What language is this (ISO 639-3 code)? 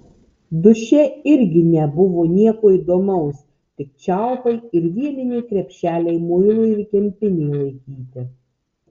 lit